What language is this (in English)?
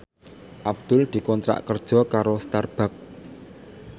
Javanese